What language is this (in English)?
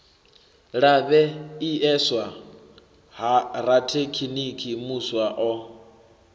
Venda